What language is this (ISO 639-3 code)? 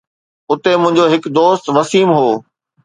snd